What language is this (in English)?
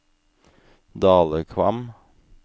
Norwegian